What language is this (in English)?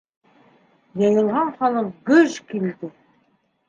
Bashkir